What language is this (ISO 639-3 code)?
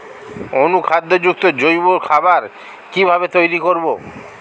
ben